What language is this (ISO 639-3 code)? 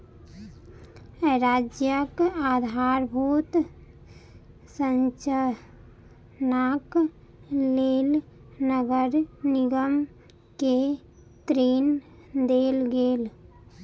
mai